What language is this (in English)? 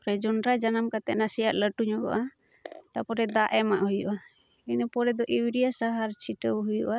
Santali